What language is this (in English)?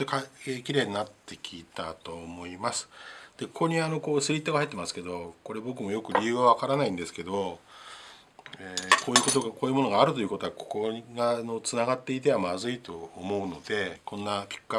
Japanese